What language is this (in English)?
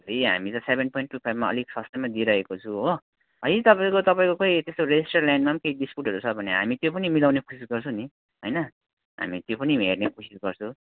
Nepali